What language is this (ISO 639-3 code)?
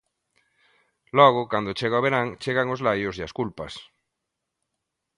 glg